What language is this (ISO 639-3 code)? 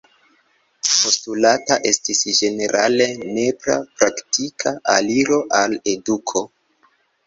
epo